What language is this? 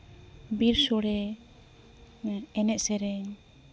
Santali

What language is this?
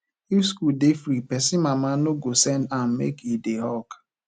Nigerian Pidgin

